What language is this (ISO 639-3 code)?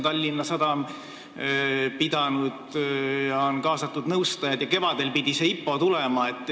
est